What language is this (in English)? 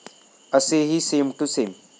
Marathi